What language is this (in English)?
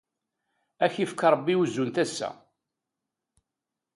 Kabyle